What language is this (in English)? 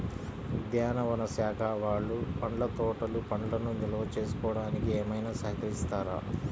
Telugu